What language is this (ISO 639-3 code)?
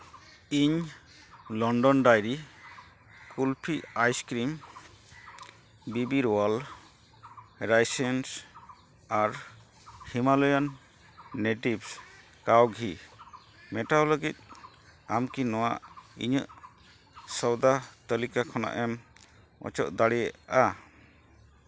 sat